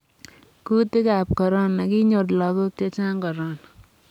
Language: Kalenjin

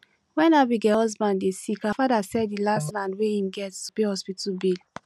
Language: Nigerian Pidgin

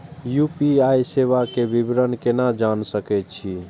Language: Maithili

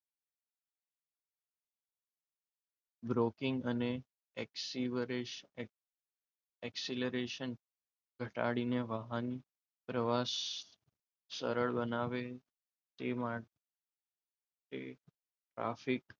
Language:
Gujarati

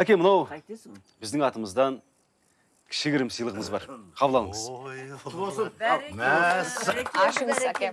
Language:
Kazakh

